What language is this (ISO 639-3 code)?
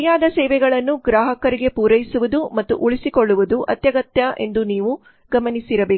kan